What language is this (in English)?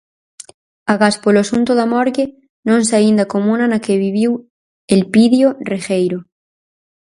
Galician